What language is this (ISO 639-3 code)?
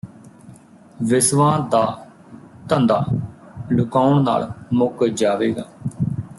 pan